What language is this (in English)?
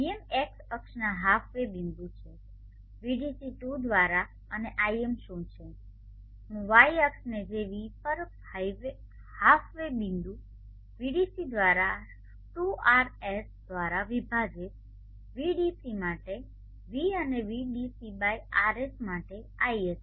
Gujarati